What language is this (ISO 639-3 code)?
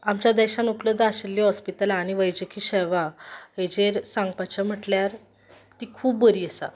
kok